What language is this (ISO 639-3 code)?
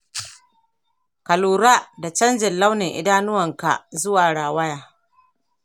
hau